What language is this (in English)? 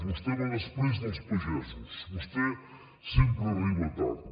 Catalan